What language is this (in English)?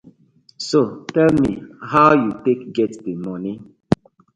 Nigerian Pidgin